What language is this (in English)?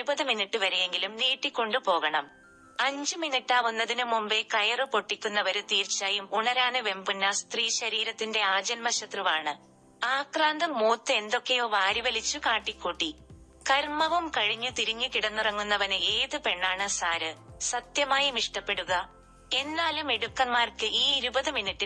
Malayalam